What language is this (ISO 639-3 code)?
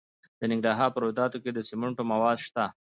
pus